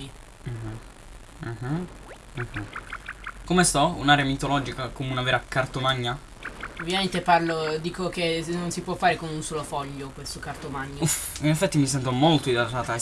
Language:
Italian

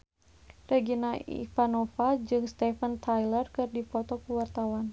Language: Sundanese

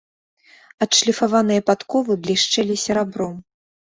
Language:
Belarusian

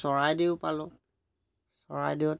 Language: Assamese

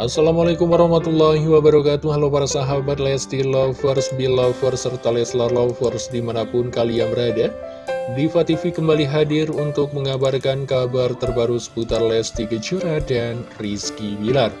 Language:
Indonesian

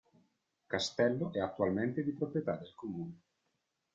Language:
Italian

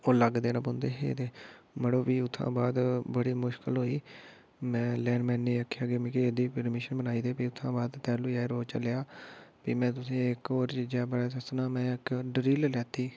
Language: Dogri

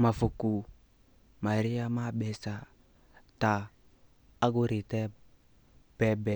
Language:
Kikuyu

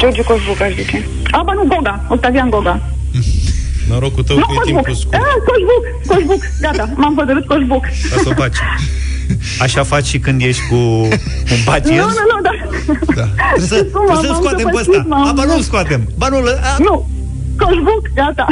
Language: Romanian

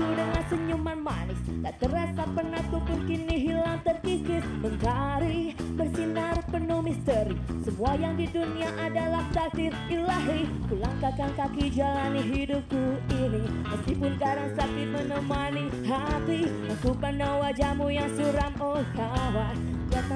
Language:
Indonesian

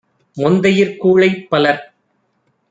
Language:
Tamil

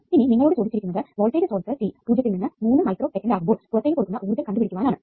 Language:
Malayalam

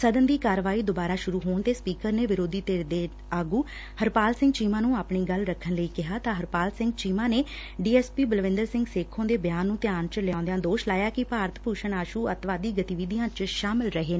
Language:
Punjabi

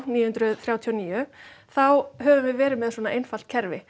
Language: Icelandic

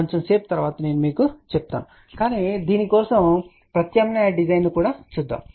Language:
Telugu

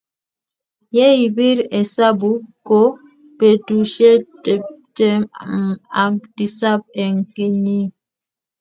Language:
Kalenjin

